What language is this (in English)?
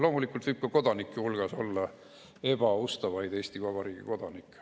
Estonian